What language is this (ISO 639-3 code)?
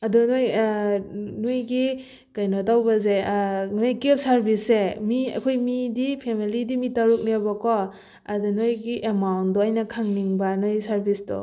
mni